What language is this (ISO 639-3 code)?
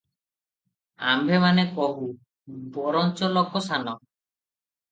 ori